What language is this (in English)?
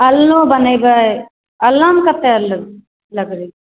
Maithili